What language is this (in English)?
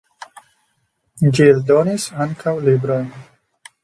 Esperanto